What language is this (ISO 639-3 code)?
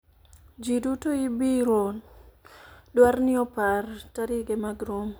luo